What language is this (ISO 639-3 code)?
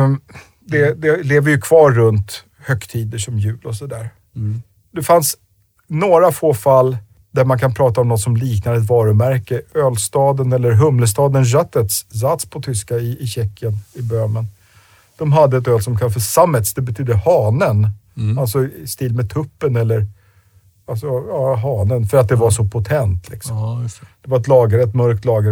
swe